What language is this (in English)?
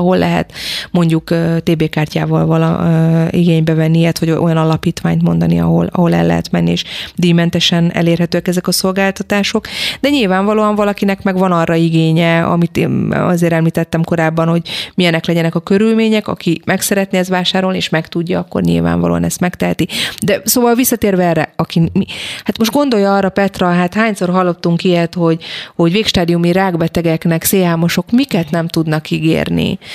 Hungarian